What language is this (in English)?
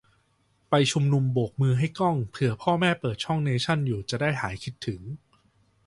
Thai